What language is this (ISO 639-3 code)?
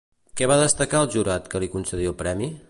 cat